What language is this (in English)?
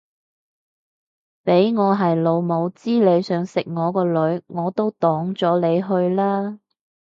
Cantonese